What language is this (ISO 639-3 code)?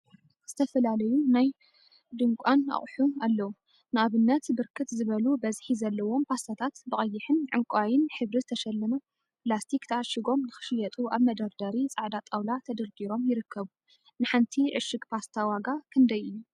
tir